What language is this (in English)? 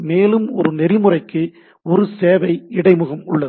Tamil